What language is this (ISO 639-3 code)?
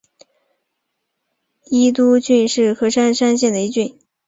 zho